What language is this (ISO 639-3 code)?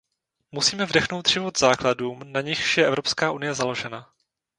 ces